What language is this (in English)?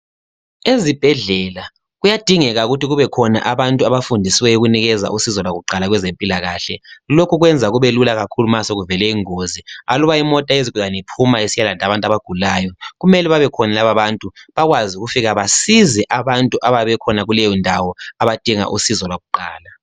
North Ndebele